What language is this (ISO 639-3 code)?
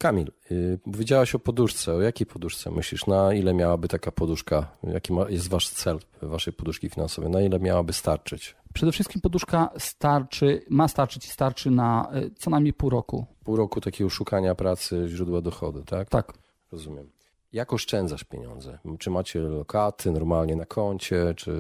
pol